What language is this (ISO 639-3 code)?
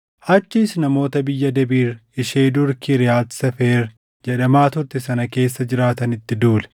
orm